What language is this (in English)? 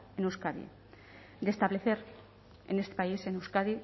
Spanish